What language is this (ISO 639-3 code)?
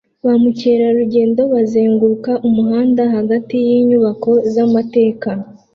kin